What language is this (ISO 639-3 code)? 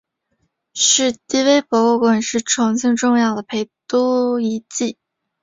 zho